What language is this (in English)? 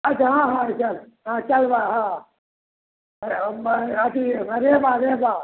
Maithili